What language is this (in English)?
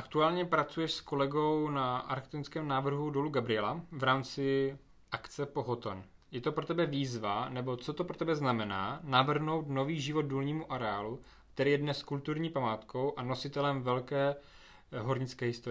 Czech